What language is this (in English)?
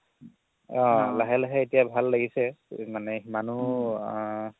Assamese